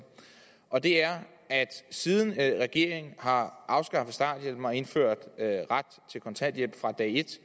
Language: Danish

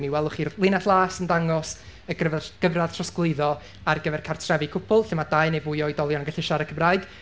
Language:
Welsh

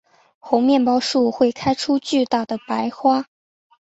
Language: Chinese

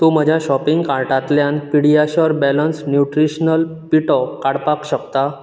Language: Konkani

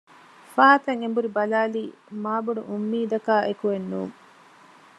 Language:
Divehi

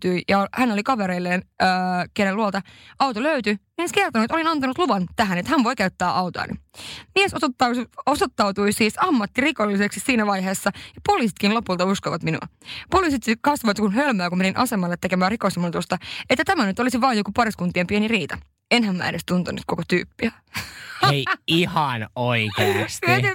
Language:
Finnish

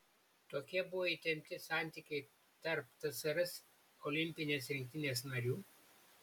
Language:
Lithuanian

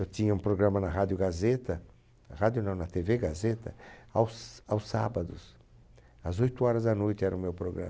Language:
Portuguese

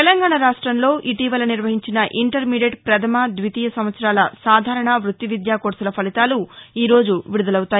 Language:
Telugu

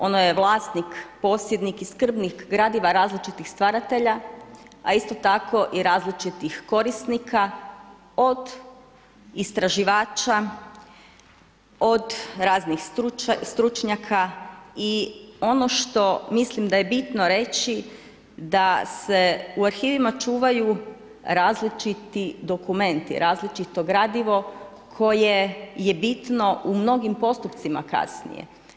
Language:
Croatian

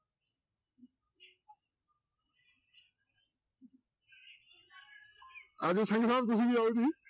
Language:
Punjabi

